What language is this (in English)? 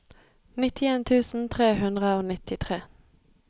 Norwegian